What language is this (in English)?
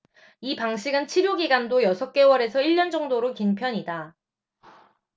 Korean